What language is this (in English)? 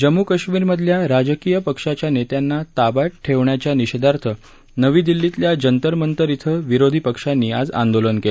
Marathi